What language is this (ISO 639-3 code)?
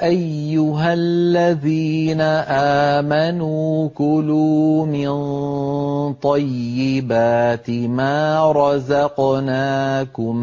ara